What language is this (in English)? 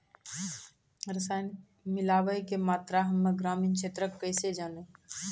Maithili